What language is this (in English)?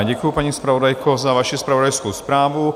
Czech